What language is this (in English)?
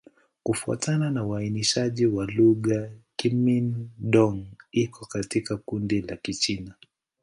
Swahili